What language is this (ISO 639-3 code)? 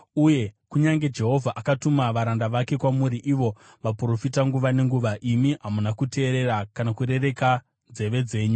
sna